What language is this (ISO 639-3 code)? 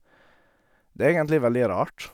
nor